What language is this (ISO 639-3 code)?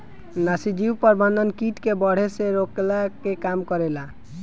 bho